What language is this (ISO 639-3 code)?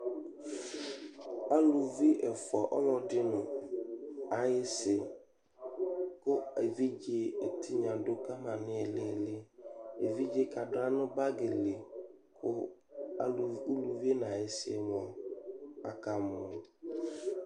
kpo